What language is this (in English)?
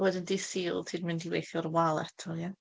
Welsh